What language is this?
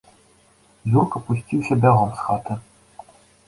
Belarusian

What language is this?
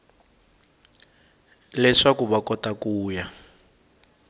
Tsonga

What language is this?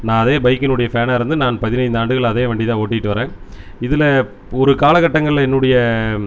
Tamil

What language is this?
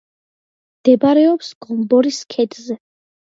Georgian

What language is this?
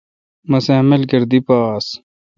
Kalkoti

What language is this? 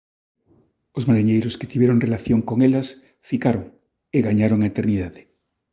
Galician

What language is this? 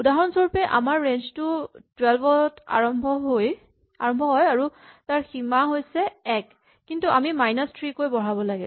Assamese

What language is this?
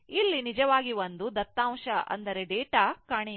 Kannada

